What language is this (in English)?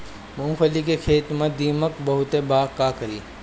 Bhojpuri